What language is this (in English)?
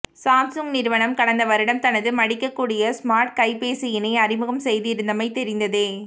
Tamil